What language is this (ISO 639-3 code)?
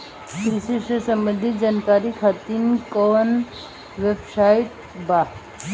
bho